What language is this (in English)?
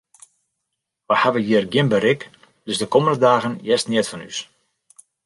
Western Frisian